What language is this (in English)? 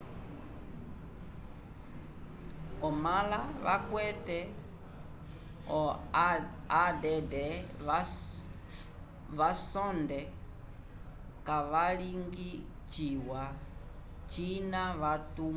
Umbundu